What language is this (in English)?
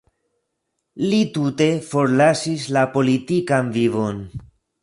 Esperanto